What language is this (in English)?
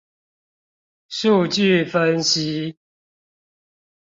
Chinese